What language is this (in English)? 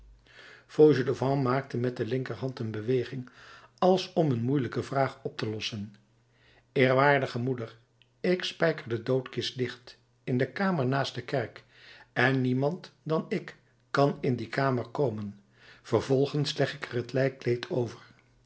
Dutch